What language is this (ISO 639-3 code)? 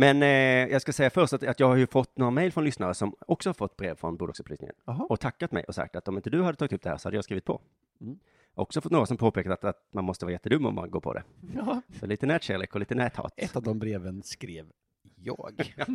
swe